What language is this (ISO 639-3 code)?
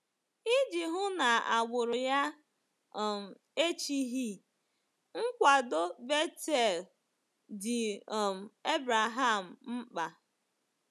ibo